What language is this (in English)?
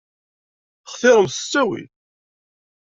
Kabyle